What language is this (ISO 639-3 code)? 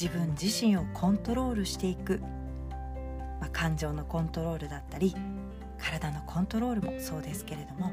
jpn